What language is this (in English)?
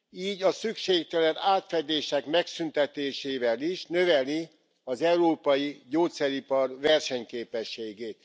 Hungarian